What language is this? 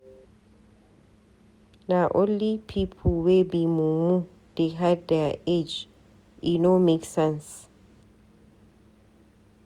Nigerian Pidgin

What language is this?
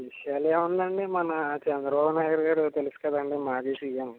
Telugu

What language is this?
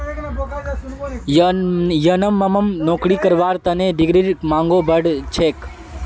Magahi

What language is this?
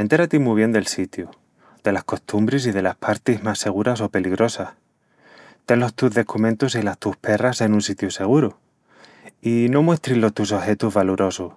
Extremaduran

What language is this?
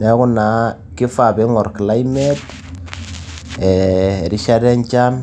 Masai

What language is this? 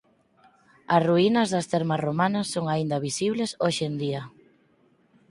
Galician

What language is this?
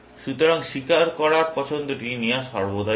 Bangla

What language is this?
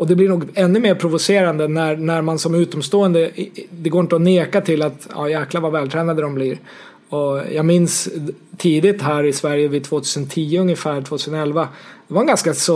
Swedish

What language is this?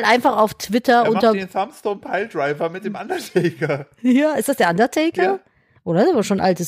German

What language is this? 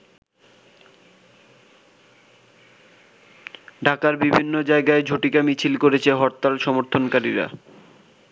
Bangla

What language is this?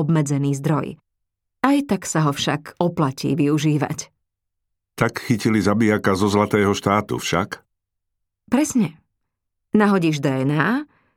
Slovak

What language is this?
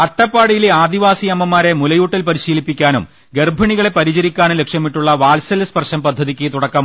Malayalam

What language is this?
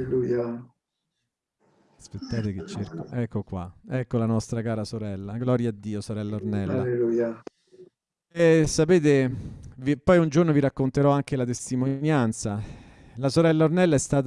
Italian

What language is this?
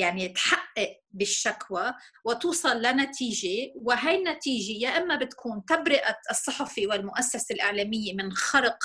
Arabic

